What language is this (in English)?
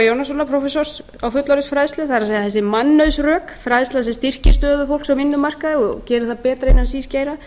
Icelandic